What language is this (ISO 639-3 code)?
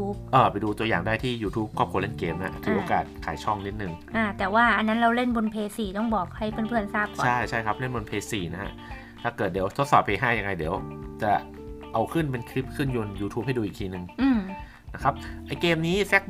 tha